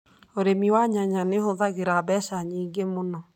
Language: Kikuyu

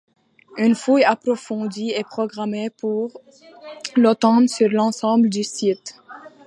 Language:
French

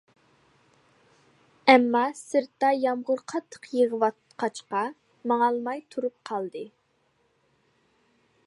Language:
Uyghur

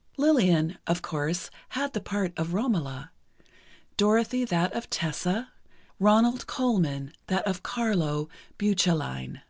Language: English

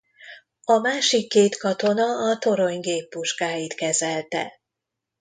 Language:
Hungarian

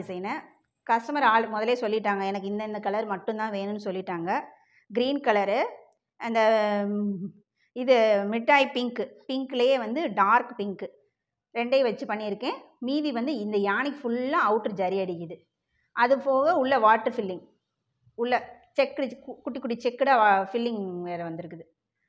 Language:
Vietnamese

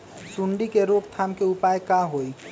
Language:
Magahi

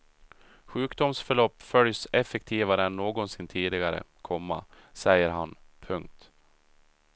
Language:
Swedish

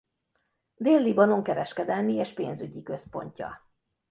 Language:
Hungarian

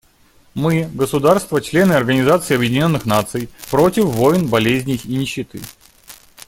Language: Russian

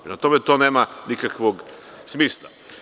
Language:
Serbian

